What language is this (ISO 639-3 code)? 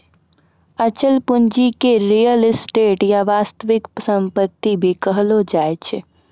mai